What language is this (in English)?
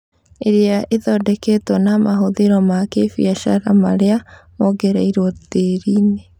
Kikuyu